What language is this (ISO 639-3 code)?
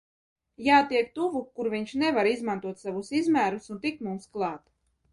lav